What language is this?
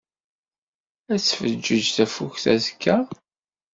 Kabyle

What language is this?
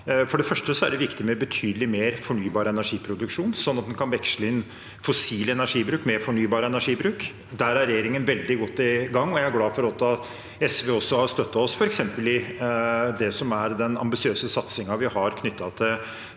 Norwegian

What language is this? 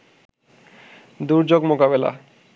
Bangla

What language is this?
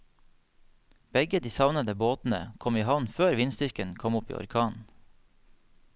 Norwegian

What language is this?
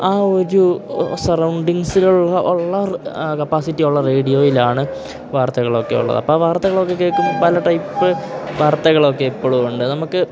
Malayalam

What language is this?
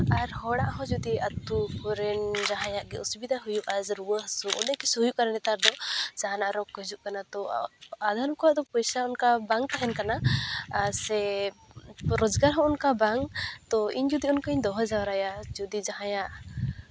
Santali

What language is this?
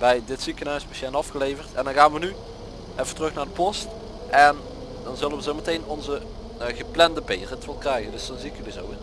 Dutch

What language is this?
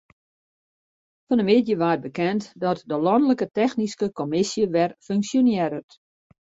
Western Frisian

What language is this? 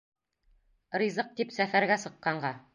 Bashkir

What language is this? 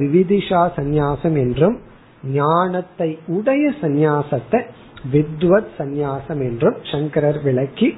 Tamil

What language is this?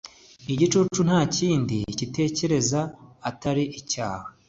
Kinyarwanda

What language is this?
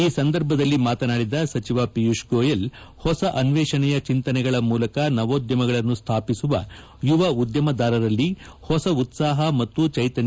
Kannada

